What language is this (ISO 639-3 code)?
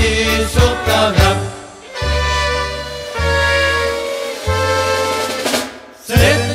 ron